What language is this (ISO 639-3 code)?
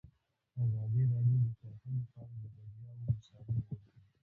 pus